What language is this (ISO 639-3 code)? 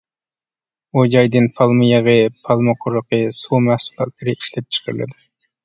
uig